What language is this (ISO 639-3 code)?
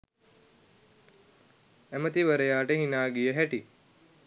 sin